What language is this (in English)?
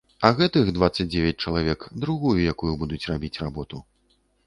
Belarusian